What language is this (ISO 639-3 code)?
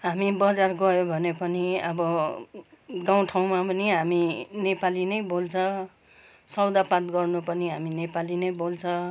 nep